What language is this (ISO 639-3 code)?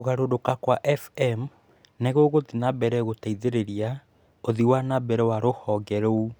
kik